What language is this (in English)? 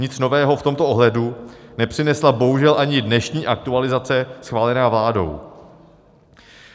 Czech